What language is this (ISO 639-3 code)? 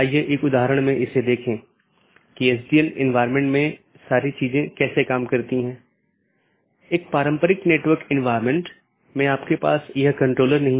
hin